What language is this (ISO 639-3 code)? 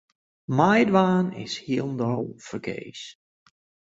fry